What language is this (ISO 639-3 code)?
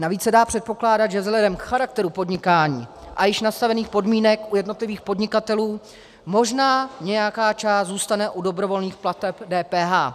ces